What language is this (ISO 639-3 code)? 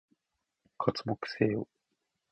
jpn